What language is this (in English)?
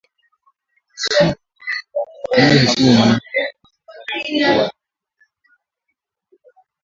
Swahili